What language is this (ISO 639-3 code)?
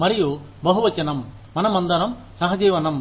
tel